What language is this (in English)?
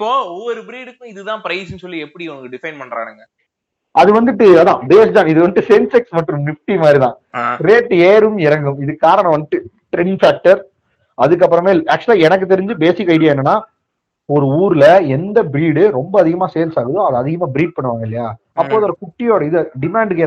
Tamil